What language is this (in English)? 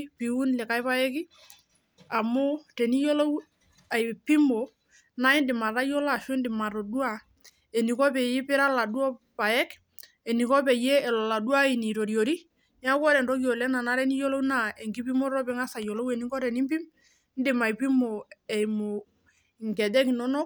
Masai